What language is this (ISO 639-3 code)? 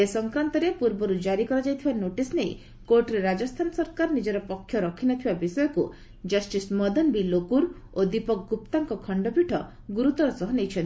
ori